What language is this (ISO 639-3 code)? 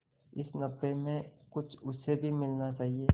hin